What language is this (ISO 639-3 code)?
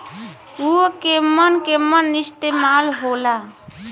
bho